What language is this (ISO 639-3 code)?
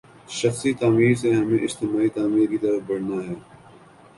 urd